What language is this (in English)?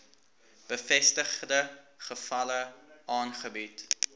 Afrikaans